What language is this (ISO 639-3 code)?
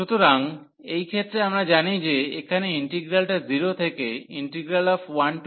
ben